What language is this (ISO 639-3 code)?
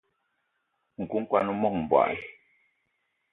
eto